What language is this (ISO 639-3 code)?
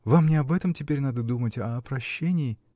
rus